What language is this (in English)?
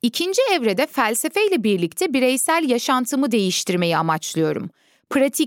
Turkish